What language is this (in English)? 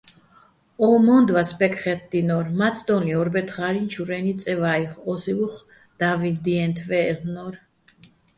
Bats